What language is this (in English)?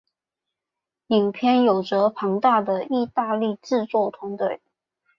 Chinese